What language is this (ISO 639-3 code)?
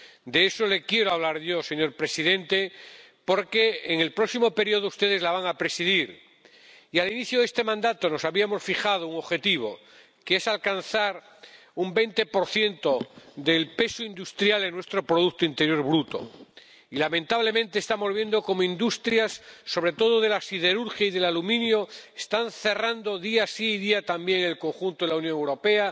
spa